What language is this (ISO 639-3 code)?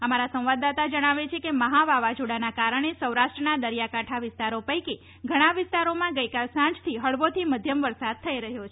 guj